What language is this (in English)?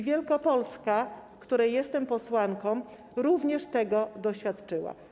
Polish